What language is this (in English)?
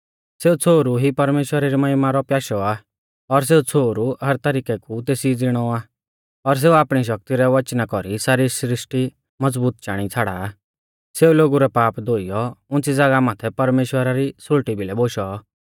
Mahasu Pahari